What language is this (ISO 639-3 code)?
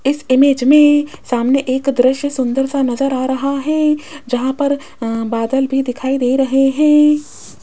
hin